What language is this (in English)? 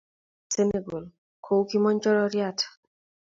Kalenjin